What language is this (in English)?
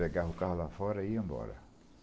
Portuguese